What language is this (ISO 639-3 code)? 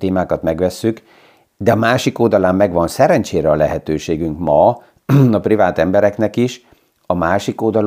hun